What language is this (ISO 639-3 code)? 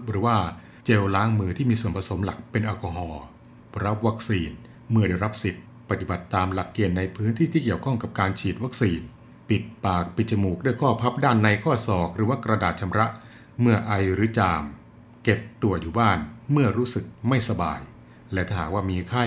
tha